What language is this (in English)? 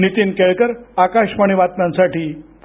Marathi